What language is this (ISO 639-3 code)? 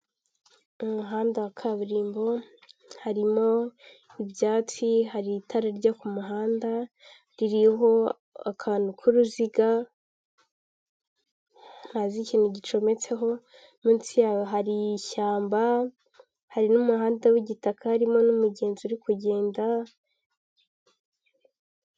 kin